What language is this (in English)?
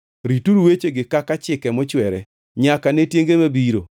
Luo (Kenya and Tanzania)